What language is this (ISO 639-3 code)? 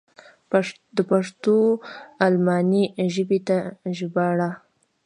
pus